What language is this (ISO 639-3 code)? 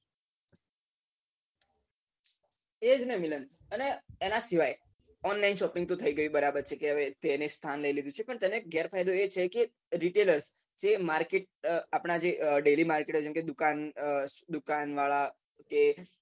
guj